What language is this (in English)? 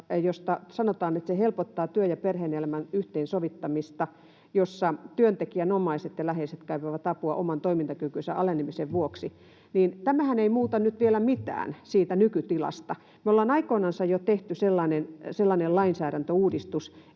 Finnish